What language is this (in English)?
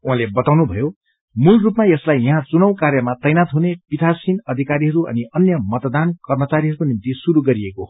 Nepali